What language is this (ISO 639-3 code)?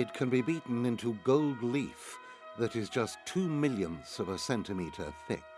eng